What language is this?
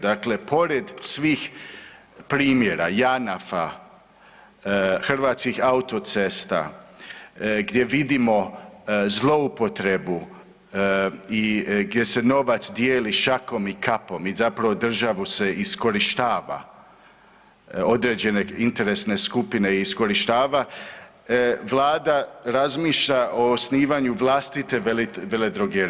Croatian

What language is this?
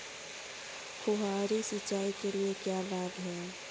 Hindi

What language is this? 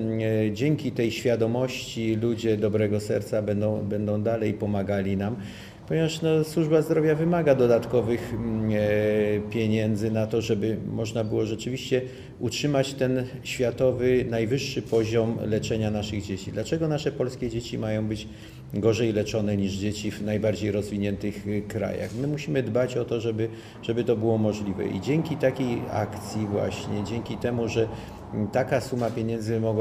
Polish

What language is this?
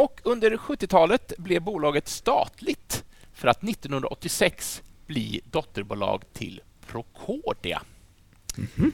Swedish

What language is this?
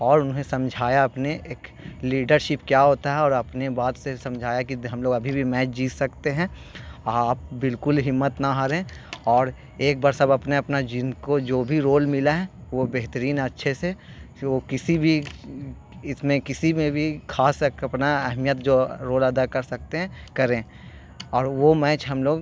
Urdu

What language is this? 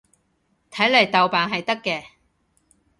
Cantonese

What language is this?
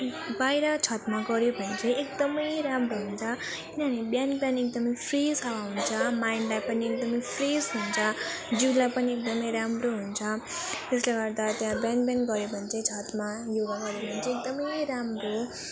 Nepali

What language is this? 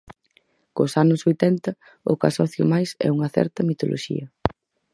Galician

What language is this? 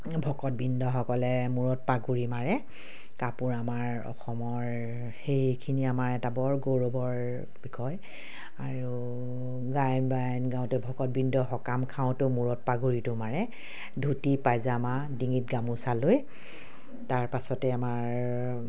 Assamese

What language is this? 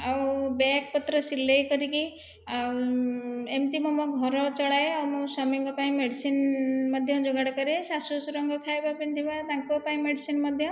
Odia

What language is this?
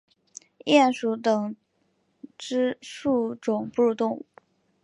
Chinese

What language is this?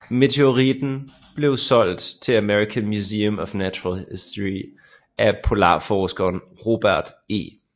Danish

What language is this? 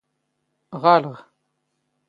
Standard Moroccan Tamazight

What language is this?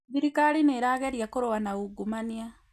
Kikuyu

